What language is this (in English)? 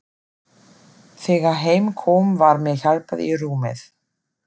Icelandic